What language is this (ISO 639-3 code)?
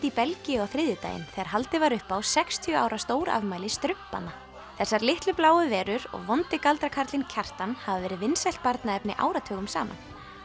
isl